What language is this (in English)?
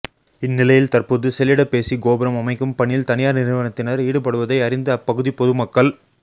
Tamil